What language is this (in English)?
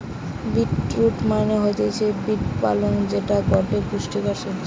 Bangla